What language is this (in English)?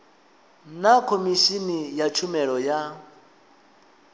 Venda